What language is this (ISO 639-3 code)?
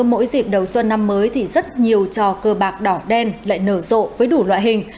vie